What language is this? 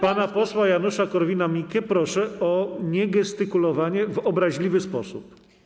Polish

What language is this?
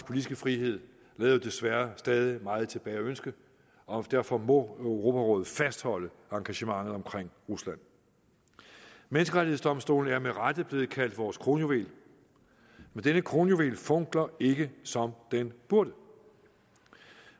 Danish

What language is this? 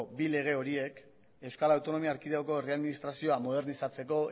Basque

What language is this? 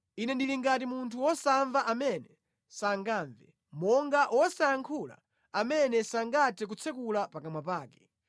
Nyanja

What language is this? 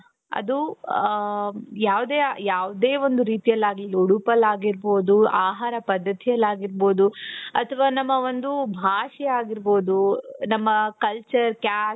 Kannada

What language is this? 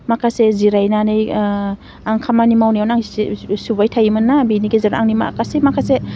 Bodo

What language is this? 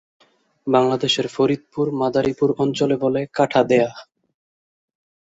Bangla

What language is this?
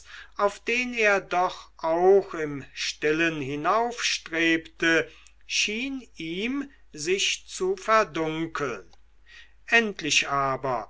German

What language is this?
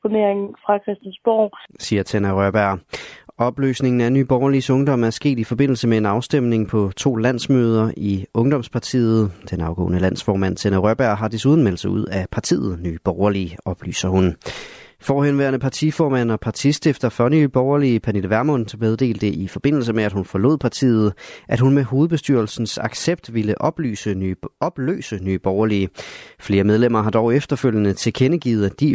Danish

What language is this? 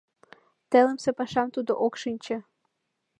Mari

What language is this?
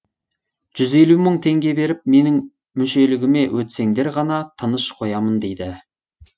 Kazakh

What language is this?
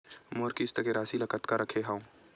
Chhattisgarhi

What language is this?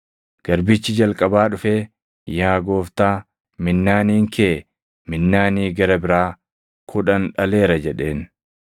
Oromo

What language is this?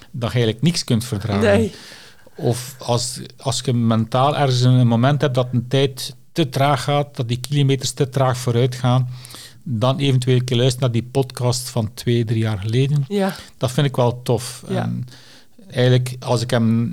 Dutch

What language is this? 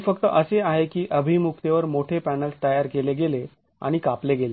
Marathi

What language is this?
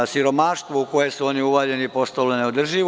Serbian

